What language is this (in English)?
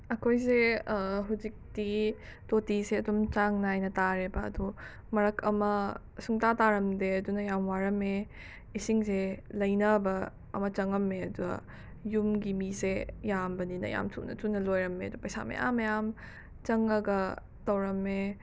Manipuri